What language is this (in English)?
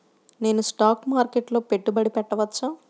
Telugu